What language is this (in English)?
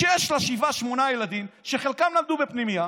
Hebrew